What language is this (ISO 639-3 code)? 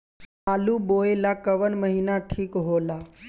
bho